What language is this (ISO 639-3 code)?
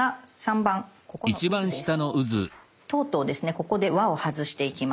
jpn